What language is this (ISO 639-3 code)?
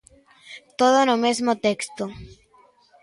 glg